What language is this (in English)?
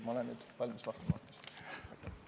Estonian